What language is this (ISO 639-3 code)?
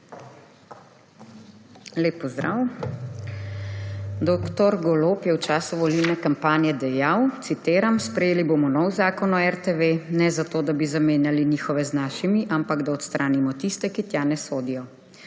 slv